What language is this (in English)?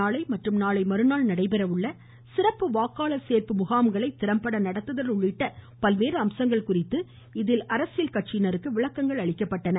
Tamil